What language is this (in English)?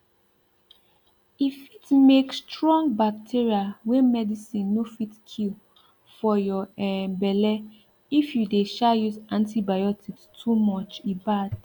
Nigerian Pidgin